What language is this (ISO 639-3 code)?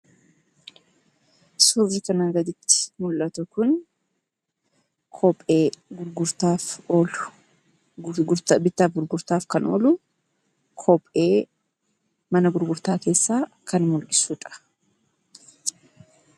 orm